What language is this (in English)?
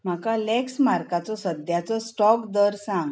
Konkani